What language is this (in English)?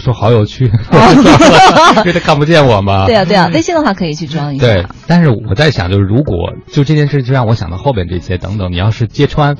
Chinese